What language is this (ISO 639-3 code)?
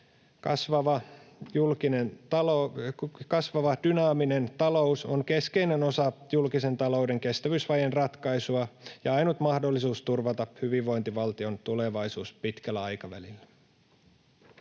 fin